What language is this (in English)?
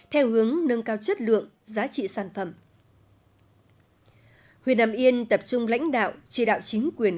Vietnamese